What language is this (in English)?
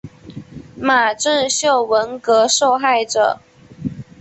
Chinese